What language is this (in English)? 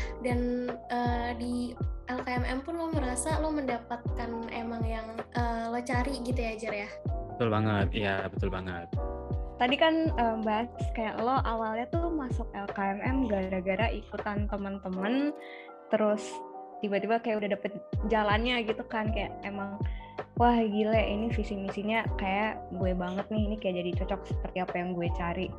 Indonesian